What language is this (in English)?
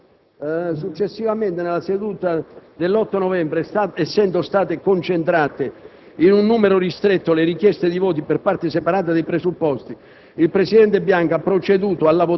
Italian